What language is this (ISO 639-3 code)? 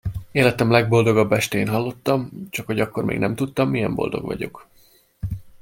hun